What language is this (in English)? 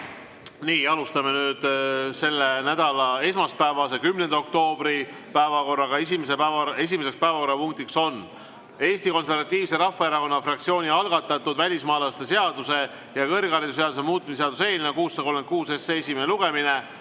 Estonian